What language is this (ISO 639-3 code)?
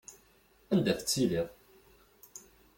kab